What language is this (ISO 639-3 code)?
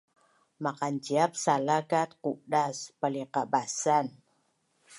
bnn